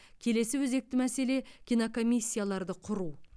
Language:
Kazakh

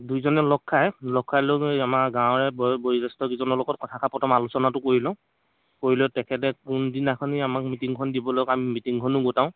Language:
Assamese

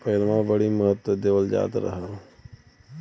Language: Bhojpuri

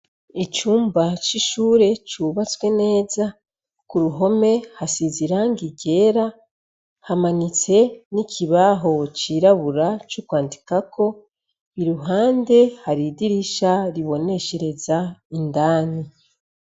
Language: Rundi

